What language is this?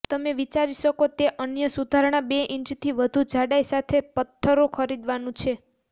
Gujarati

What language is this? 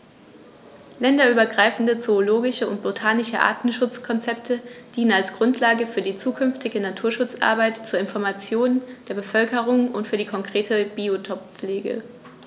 German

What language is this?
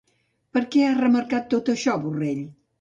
Catalan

